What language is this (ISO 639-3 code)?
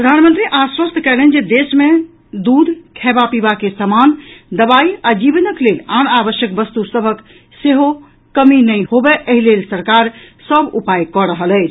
mai